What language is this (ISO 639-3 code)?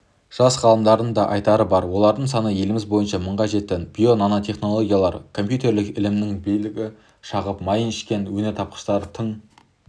kaz